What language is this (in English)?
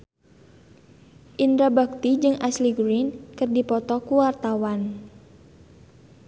Sundanese